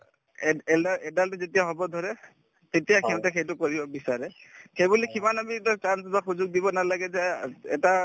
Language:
Assamese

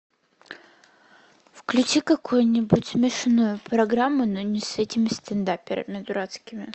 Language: Russian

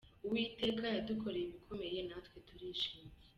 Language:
Kinyarwanda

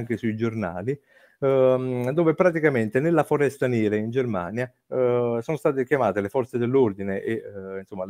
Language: Italian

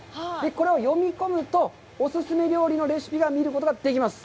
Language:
Japanese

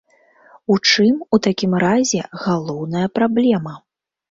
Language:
Belarusian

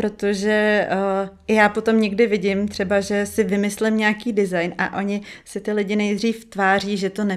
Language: Czech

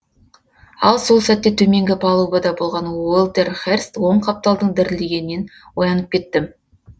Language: Kazakh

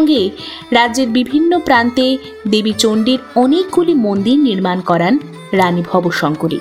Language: Bangla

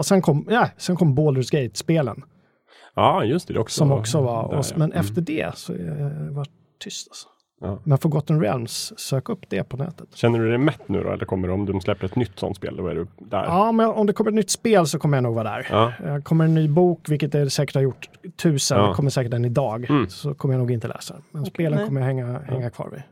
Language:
Swedish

